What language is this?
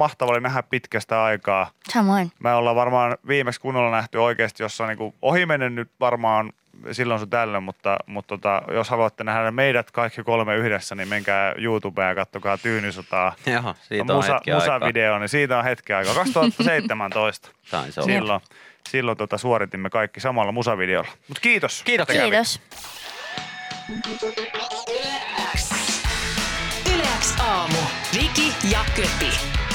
Finnish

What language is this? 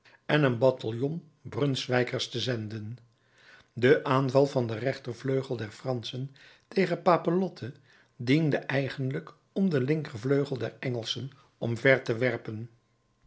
Dutch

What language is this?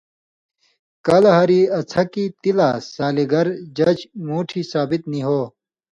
Indus Kohistani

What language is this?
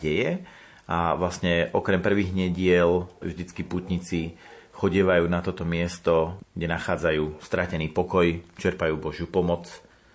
Slovak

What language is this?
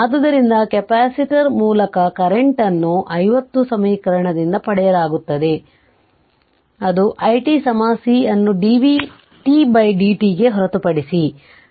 Kannada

